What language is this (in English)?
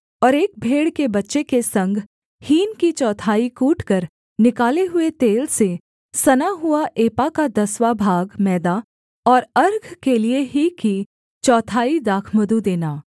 Hindi